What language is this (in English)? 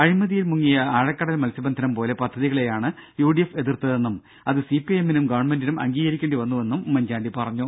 Malayalam